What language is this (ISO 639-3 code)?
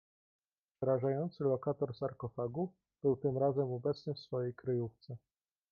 pol